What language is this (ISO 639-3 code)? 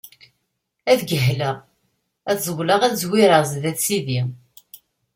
kab